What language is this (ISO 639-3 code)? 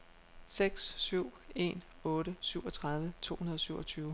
dan